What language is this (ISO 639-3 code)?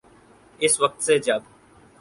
urd